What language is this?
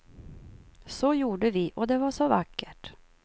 Swedish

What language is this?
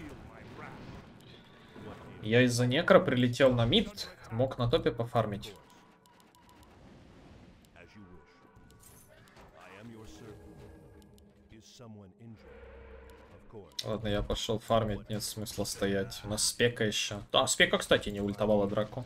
Russian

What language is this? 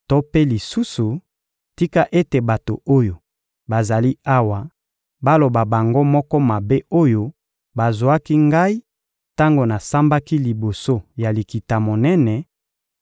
Lingala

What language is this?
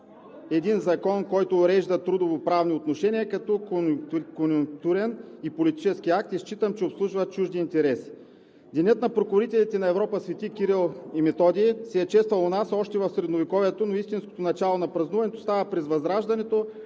Bulgarian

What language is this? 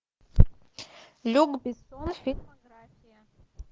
Russian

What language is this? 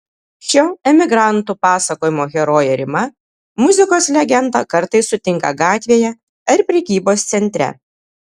Lithuanian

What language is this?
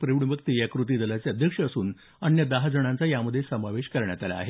Marathi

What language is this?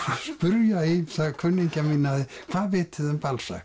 Icelandic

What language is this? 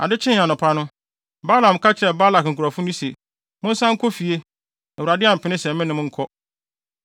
Akan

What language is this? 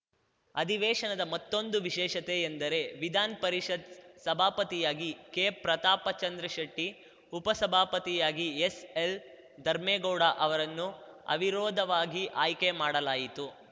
Kannada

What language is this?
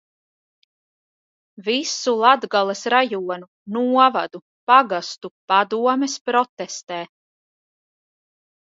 Latvian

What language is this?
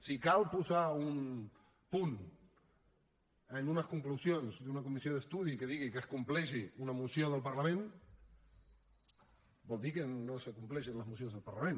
Catalan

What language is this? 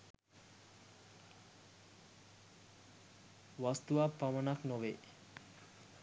Sinhala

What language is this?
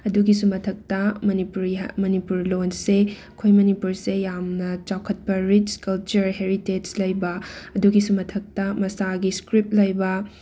Manipuri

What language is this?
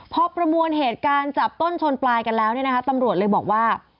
Thai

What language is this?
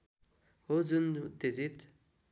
Nepali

